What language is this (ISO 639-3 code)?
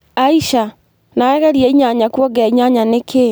kik